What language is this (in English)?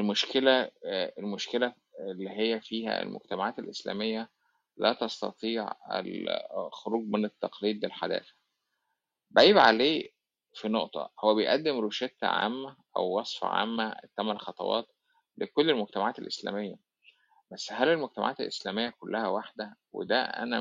Arabic